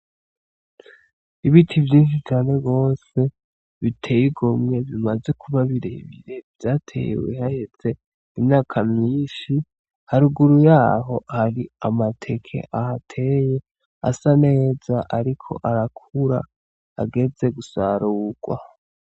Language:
Rundi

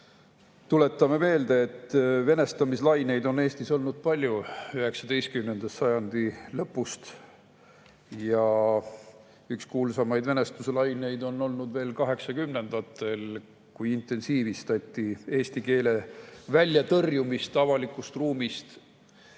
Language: Estonian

